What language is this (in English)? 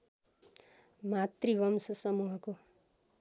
Nepali